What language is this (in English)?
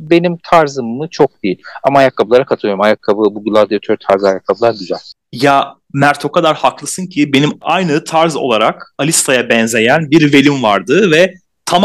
Turkish